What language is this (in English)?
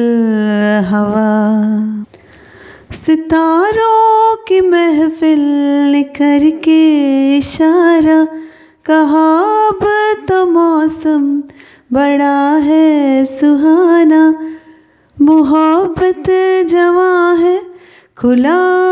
Hindi